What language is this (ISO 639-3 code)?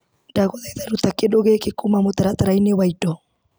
kik